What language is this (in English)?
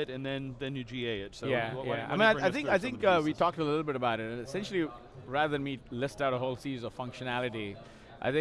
English